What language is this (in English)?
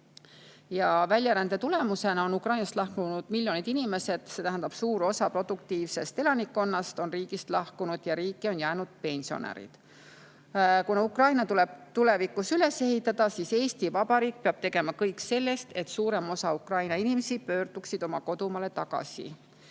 Estonian